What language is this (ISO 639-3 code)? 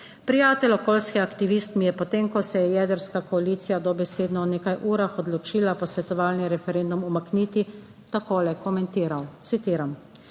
slv